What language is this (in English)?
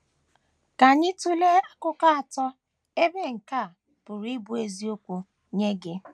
Igbo